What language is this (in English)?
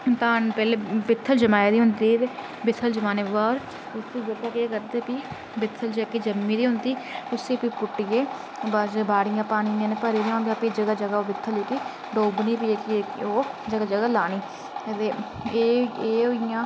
Dogri